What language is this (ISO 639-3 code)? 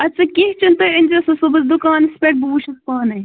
kas